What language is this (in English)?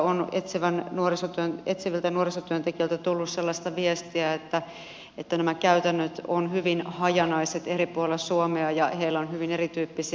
Finnish